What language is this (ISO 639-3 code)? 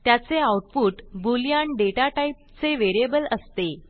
mar